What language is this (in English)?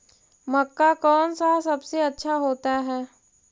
Magahi